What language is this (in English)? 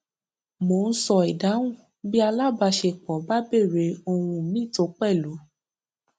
Yoruba